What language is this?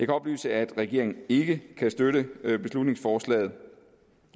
Danish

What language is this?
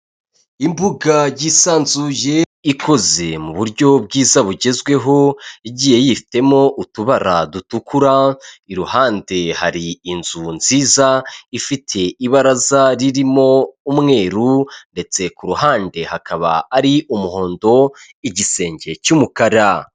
Kinyarwanda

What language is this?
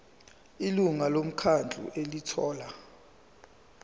Zulu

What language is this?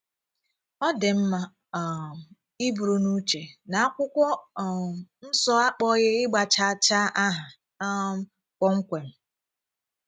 Igbo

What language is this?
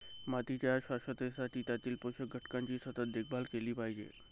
Marathi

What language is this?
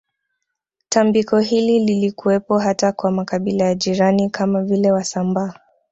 Swahili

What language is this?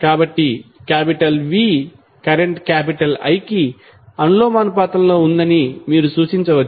Telugu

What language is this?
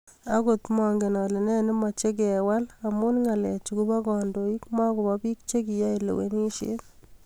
Kalenjin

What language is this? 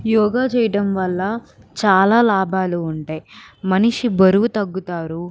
Telugu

